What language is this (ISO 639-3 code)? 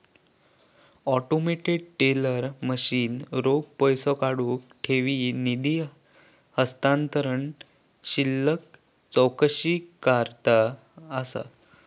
mar